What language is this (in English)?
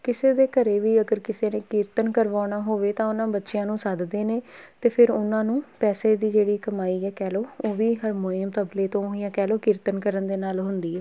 Punjabi